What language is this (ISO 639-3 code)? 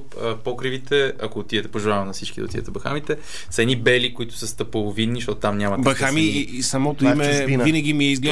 bul